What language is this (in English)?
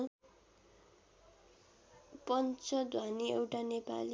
Nepali